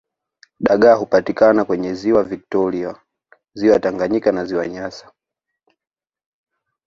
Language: Swahili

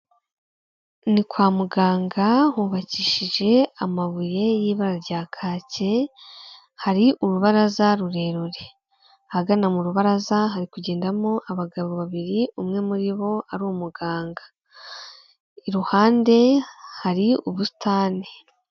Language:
Kinyarwanda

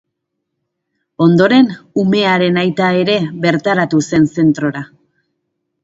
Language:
Basque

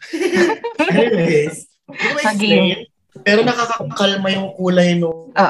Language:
Filipino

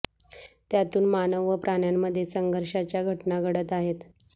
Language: Marathi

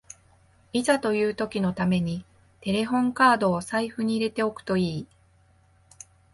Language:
Japanese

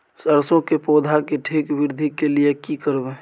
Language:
Maithili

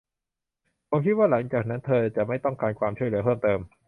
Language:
Thai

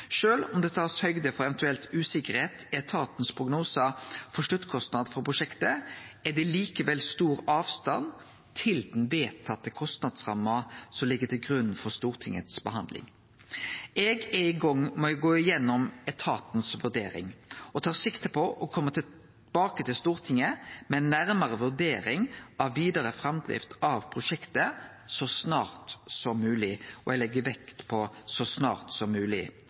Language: Norwegian Nynorsk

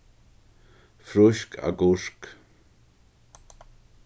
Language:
Faroese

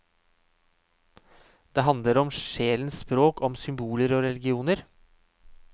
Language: Norwegian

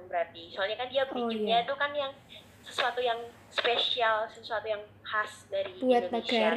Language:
Indonesian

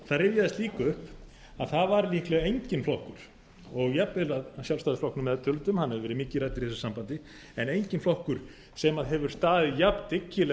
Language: Icelandic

